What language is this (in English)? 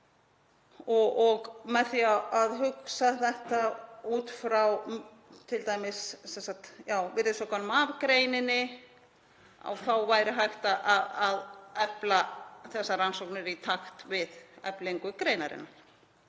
Icelandic